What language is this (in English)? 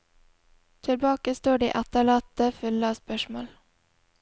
Norwegian